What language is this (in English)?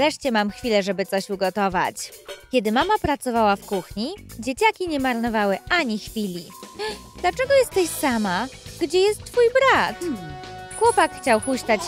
Polish